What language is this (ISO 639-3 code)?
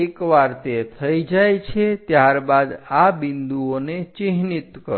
guj